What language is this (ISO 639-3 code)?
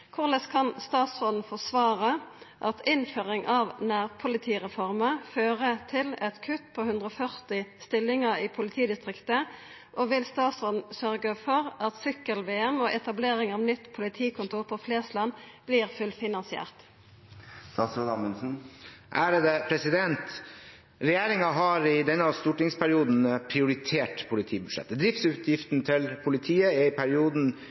nor